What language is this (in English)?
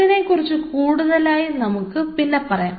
Malayalam